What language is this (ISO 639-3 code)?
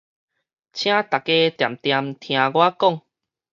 nan